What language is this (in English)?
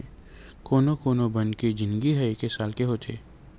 Chhattisgarhi